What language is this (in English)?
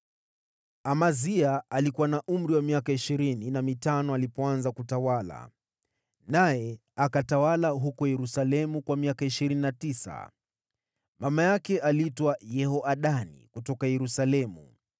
Swahili